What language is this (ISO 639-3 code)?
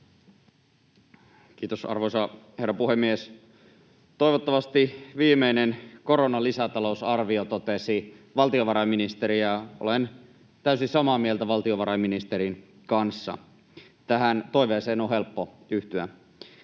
fin